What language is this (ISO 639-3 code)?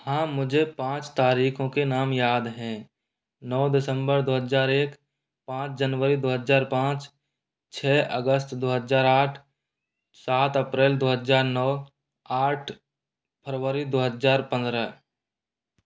hin